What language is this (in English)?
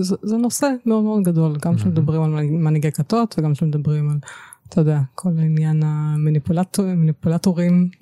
Hebrew